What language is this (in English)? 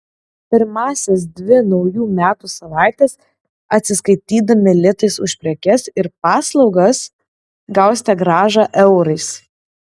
Lithuanian